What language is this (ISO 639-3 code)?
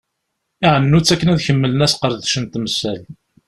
kab